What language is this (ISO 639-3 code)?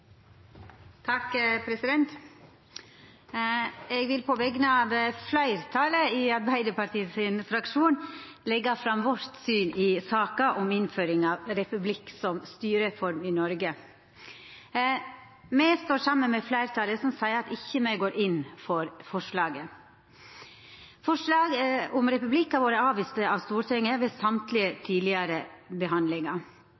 nno